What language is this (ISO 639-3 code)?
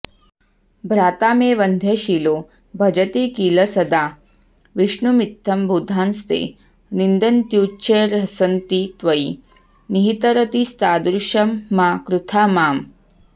san